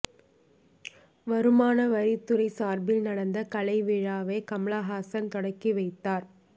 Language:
Tamil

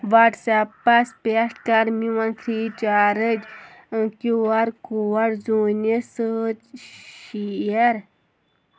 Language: Kashmiri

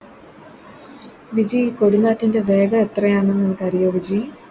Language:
Malayalam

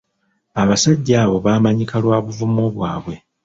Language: Ganda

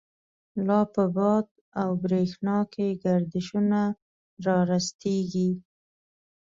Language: Pashto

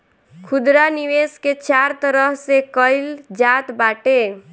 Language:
Bhojpuri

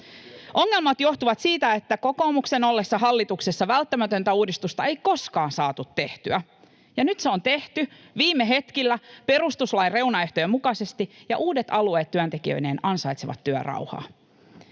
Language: Finnish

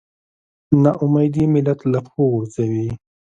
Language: Pashto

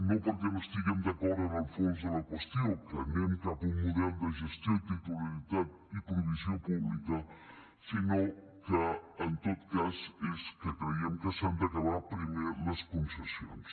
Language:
Catalan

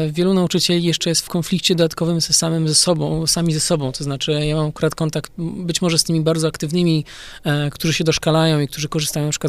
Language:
Polish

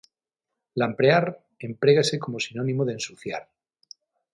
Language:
Galician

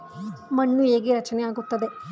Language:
Kannada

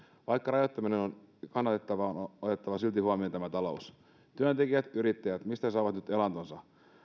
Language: Finnish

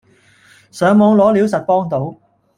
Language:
Cantonese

